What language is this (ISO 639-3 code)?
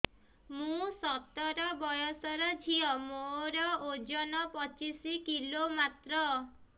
ori